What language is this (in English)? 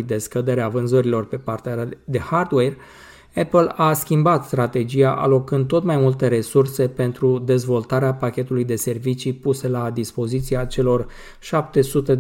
Romanian